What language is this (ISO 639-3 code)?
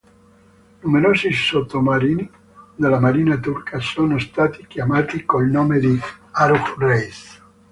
ita